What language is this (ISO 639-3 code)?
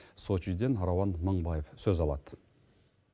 kaz